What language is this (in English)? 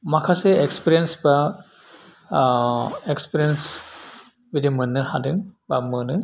Bodo